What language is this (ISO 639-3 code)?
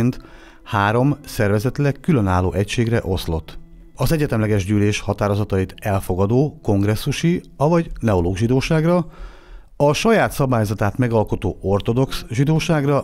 hun